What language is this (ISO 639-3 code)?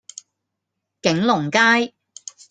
yue